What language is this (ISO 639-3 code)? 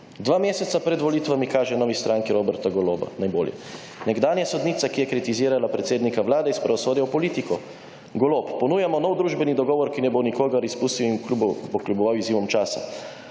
slv